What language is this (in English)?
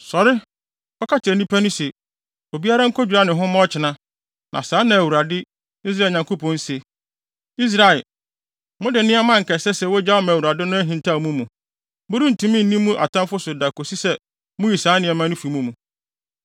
Akan